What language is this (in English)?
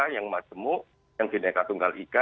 Indonesian